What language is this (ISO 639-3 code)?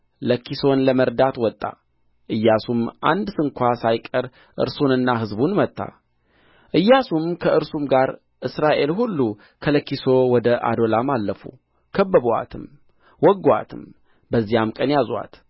amh